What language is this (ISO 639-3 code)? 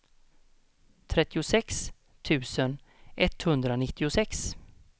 swe